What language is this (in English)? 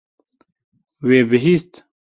Kurdish